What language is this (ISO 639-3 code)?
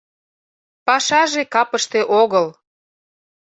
chm